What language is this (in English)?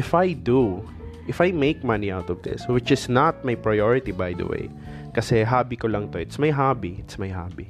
Filipino